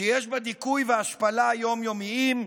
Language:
Hebrew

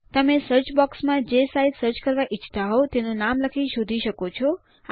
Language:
Gujarati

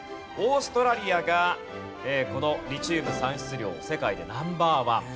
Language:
Japanese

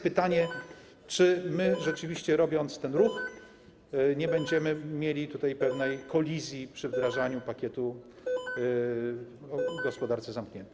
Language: Polish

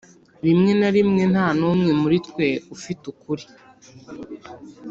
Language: Kinyarwanda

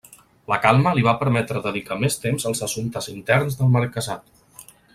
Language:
Catalan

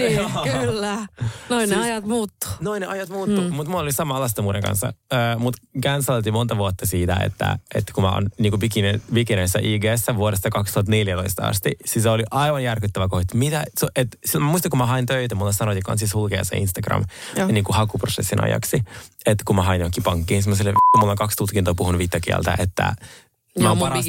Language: Finnish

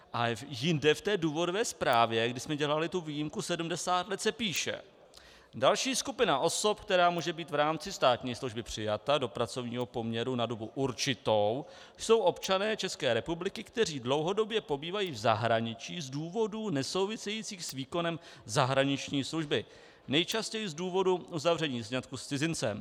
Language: Czech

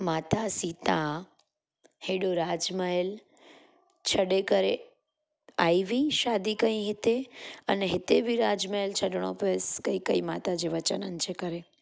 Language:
Sindhi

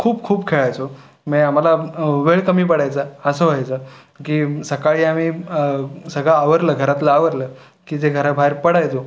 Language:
Marathi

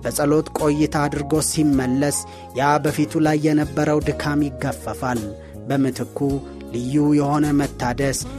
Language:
Amharic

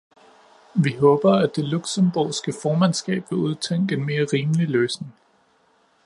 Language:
Danish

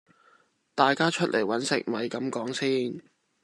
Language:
Cantonese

